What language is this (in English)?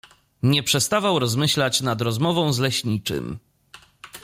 Polish